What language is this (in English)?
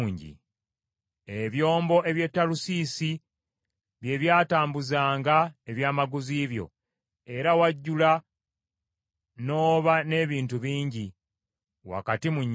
Ganda